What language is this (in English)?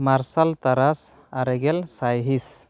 Santali